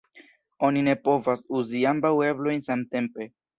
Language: Esperanto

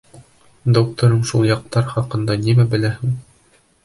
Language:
Bashkir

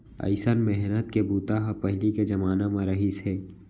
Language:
Chhattisgarhi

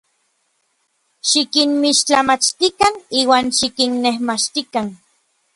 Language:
Orizaba Nahuatl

